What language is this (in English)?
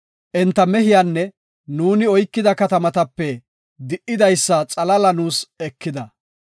Gofa